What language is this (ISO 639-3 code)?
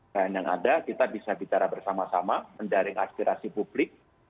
ind